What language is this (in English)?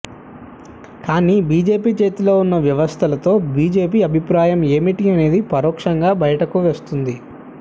Telugu